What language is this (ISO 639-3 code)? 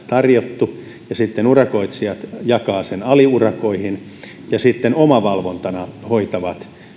fin